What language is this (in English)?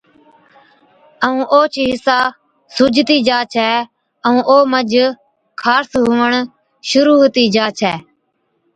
Od